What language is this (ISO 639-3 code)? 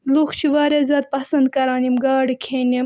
kas